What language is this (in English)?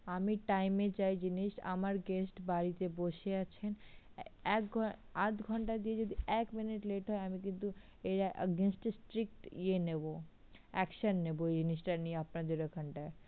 Bangla